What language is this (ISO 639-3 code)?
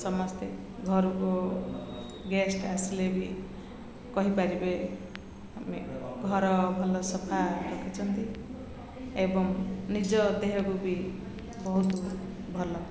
ori